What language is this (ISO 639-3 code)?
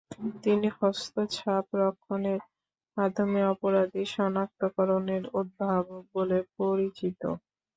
ben